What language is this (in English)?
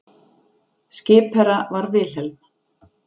Icelandic